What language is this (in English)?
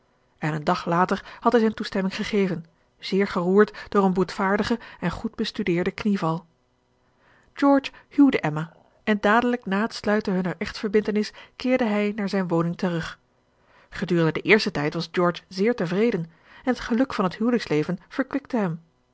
Dutch